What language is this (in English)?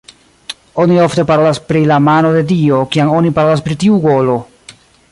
Esperanto